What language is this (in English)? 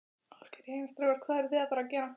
Icelandic